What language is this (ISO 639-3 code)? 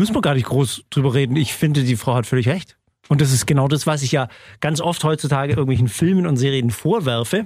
deu